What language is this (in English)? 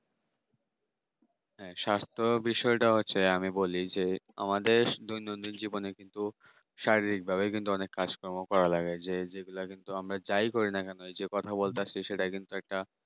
Bangla